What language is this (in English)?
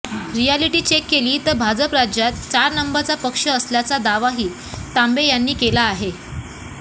Marathi